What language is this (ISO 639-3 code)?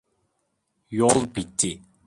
tur